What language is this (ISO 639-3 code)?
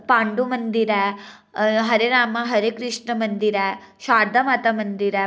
doi